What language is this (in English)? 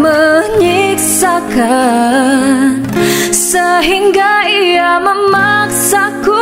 Malay